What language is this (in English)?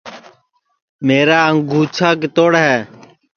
Sansi